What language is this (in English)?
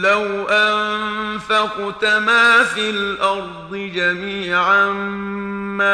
Arabic